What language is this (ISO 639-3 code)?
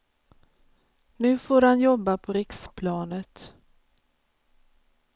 swe